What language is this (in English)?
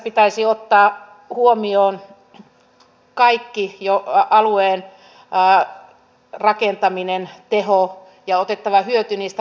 Finnish